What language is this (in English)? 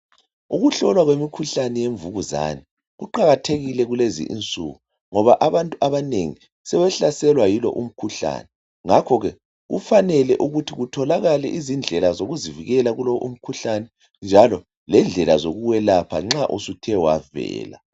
North Ndebele